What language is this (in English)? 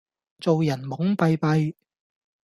Cantonese